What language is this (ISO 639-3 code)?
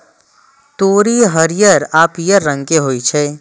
mai